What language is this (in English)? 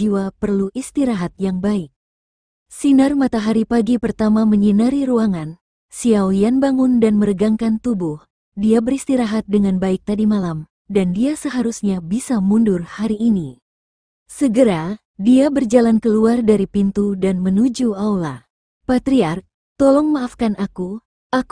Indonesian